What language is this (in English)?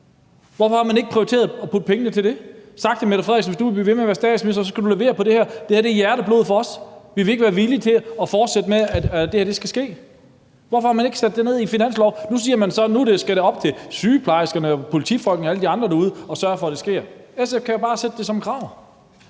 Danish